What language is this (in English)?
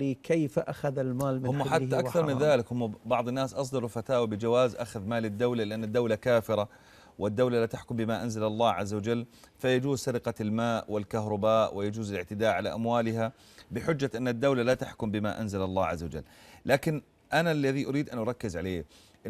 Arabic